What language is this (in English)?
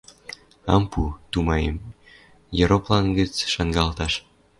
Western Mari